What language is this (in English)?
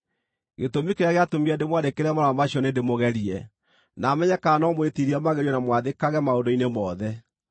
Kikuyu